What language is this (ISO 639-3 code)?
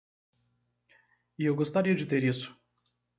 por